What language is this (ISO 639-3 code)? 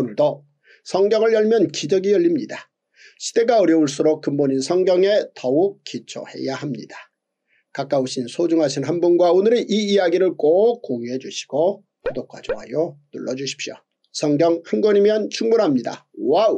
kor